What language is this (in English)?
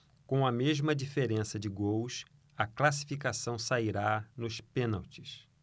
Portuguese